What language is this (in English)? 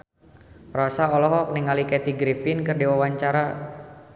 Sundanese